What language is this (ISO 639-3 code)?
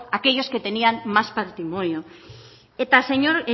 spa